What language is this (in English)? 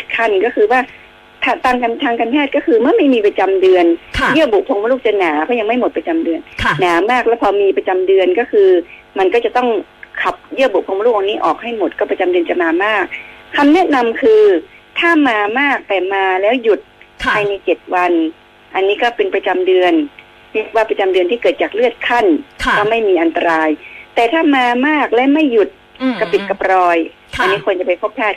Thai